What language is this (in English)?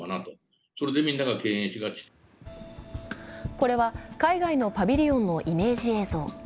Japanese